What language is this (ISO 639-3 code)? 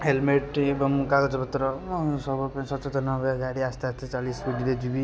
ori